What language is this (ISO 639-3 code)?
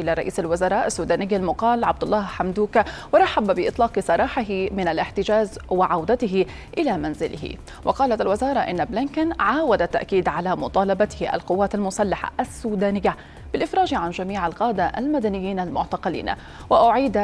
ara